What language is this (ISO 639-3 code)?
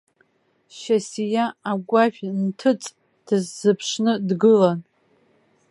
abk